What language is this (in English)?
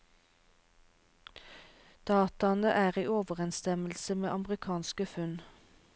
Norwegian